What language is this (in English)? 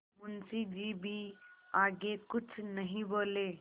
Hindi